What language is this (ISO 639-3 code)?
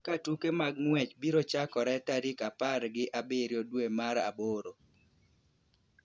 luo